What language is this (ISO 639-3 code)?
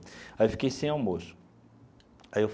por